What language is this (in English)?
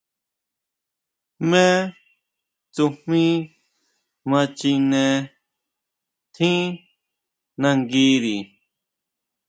Huautla Mazatec